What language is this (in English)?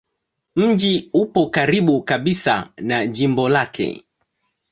Swahili